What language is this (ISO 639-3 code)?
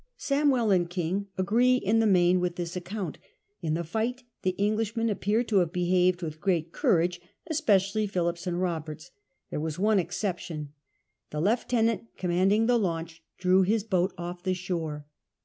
eng